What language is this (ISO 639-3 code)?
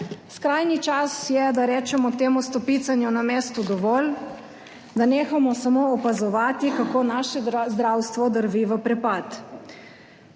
slv